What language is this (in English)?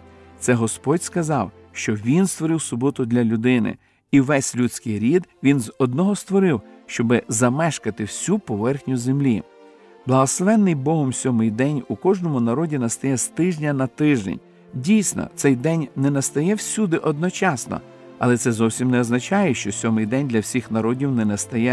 Ukrainian